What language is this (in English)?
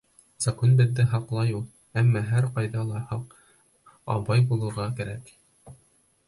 Bashkir